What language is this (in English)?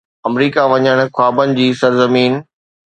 Sindhi